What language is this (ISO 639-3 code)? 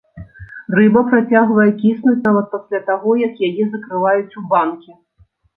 bel